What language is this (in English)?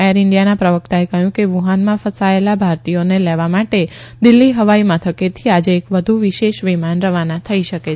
Gujarati